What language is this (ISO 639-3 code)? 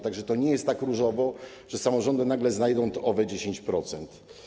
pol